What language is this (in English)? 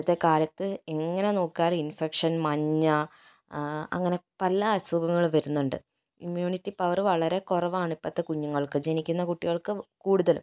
Malayalam